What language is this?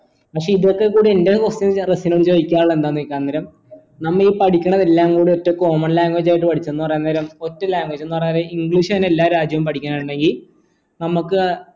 Malayalam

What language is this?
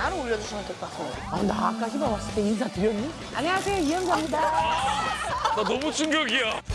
Korean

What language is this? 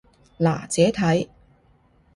Cantonese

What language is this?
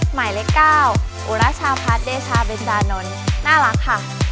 Thai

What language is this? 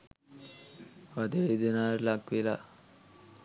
Sinhala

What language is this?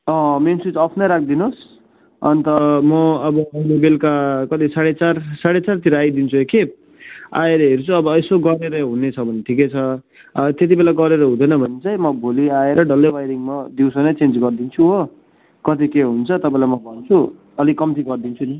Nepali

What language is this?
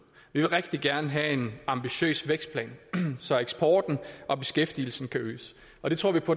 Danish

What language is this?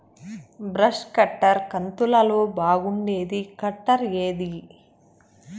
Telugu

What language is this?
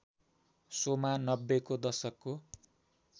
Nepali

